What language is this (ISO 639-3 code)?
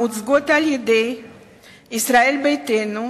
heb